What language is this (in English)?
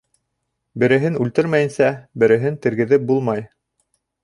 Bashkir